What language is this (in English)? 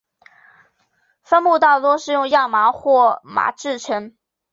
Chinese